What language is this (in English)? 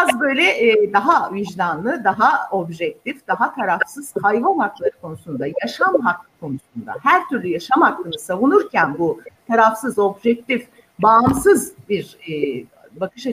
Turkish